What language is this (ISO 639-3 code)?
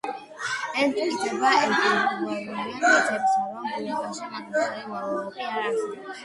kat